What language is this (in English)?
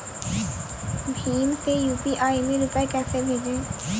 Hindi